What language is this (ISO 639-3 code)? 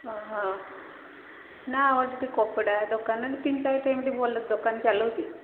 ori